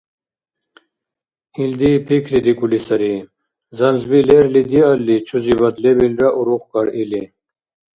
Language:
Dargwa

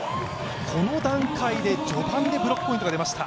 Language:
Japanese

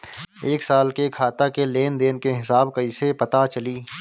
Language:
Bhojpuri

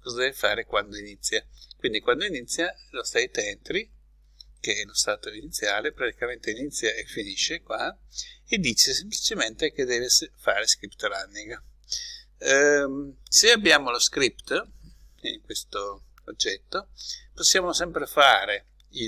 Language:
Italian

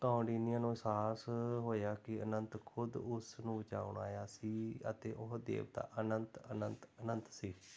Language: Punjabi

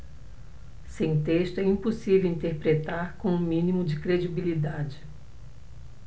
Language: Portuguese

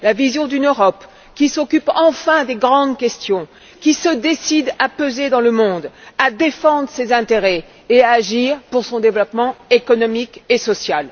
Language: French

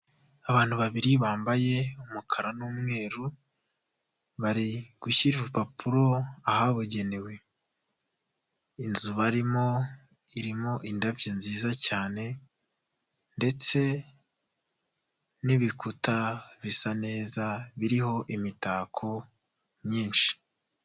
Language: Kinyarwanda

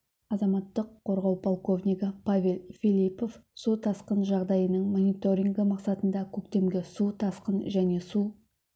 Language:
Kazakh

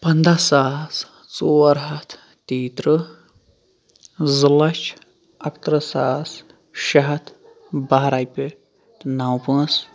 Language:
Kashmiri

